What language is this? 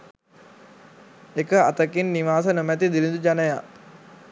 Sinhala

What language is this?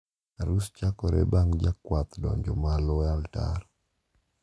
Luo (Kenya and Tanzania)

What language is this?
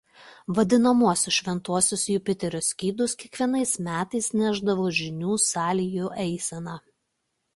Lithuanian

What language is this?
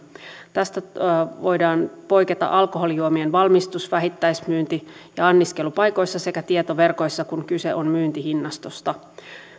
Finnish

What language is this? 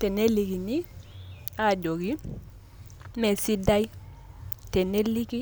Masai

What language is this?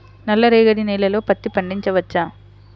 Telugu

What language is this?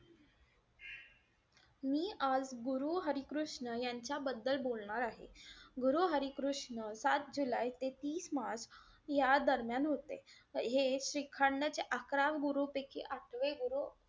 Marathi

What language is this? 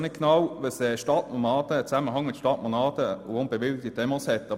Swiss German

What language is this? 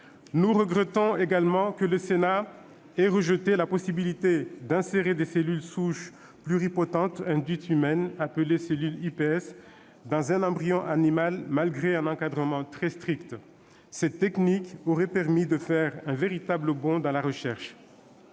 French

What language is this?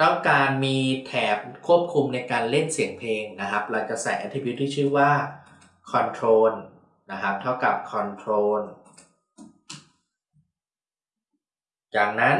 Thai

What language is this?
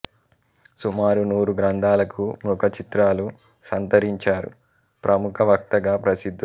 Telugu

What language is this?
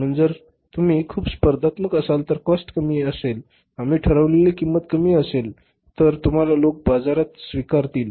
Marathi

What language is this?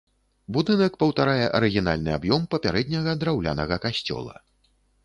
Belarusian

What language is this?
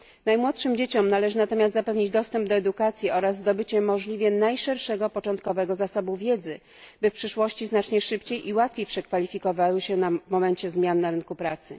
Polish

